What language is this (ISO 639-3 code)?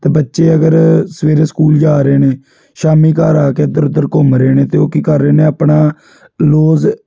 pan